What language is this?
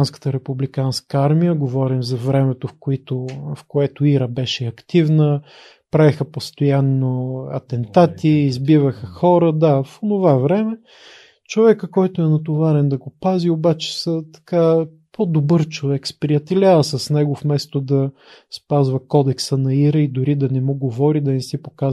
Bulgarian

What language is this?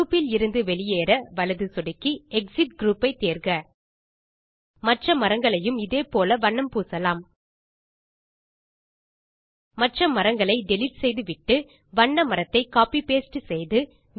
Tamil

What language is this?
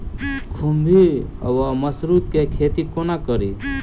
Maithili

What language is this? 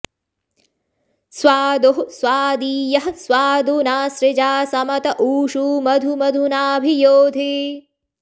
Sanskrit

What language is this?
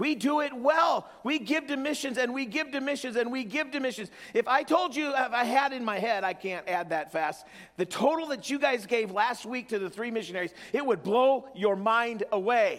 English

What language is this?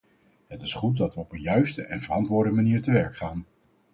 Dutch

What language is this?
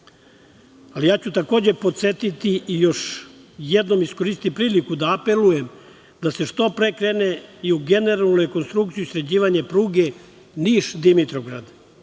Serbian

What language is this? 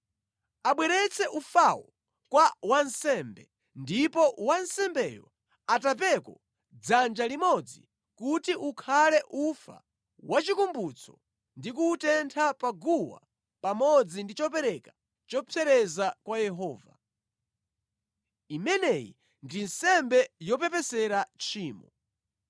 Nyanja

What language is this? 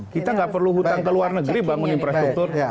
Indonesian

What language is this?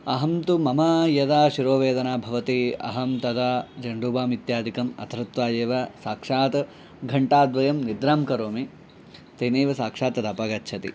Sanskrit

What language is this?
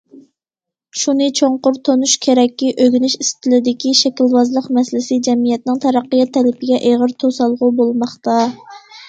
Uyghur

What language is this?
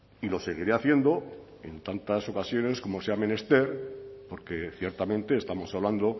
Spanish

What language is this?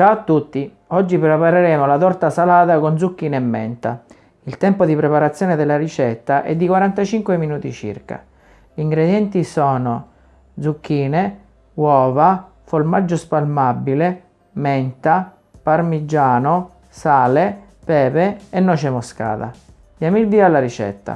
Italian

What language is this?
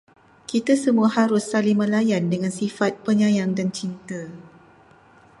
Malay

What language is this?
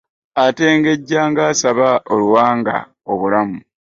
Ganda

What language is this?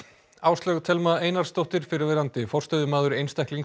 Icelandic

